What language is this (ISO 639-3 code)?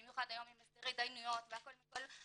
heb